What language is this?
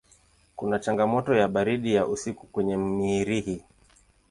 Swahili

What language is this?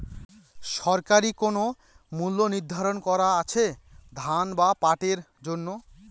Bangla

